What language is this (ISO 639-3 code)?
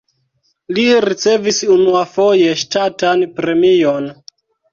epo